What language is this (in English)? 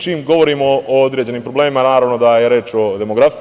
Serbian